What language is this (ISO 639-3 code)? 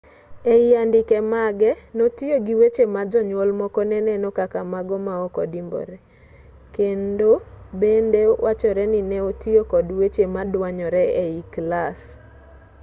luo